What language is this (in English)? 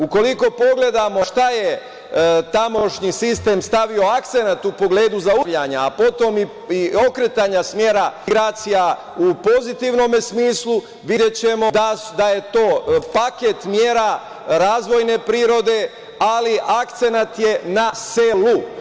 Serbian